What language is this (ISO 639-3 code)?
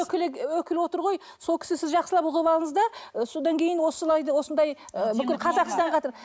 kaz